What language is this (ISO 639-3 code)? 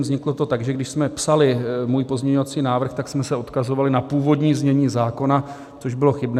ces